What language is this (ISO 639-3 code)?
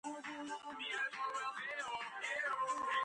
kat